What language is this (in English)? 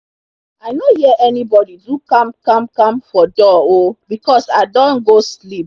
Nigerian Pidgin